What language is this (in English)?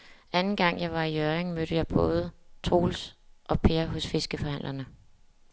Danish